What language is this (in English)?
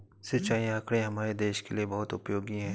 Hindi